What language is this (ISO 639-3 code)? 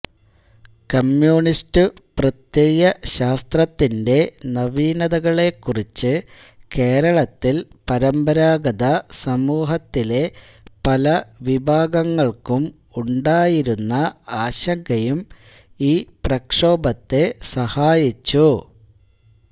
mal